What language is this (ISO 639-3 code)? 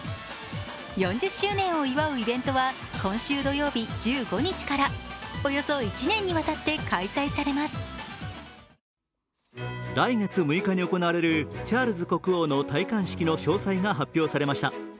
jpn